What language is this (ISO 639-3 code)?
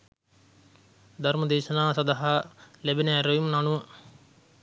sin